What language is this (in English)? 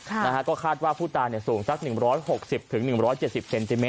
Thai